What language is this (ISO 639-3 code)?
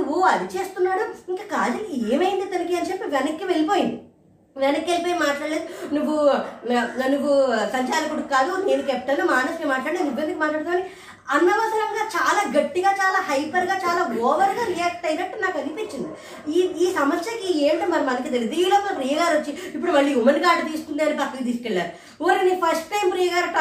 tel